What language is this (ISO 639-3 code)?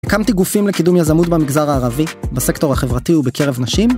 heb